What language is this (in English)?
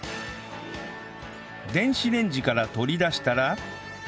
Japanese